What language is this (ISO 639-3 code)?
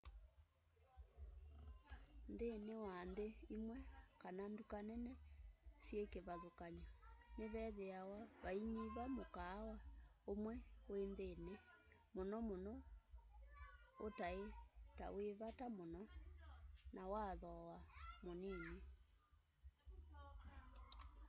kam